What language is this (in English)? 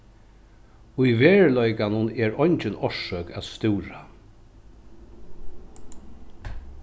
Faroese